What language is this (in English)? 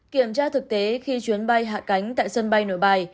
Vietnamese